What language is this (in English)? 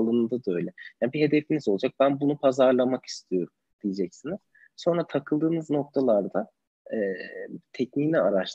Turkish